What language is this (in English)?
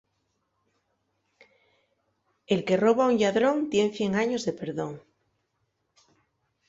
Asturian